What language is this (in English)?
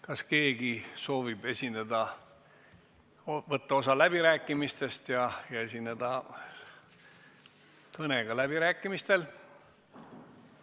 Estonian